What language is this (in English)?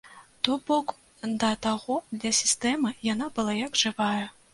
Belarusian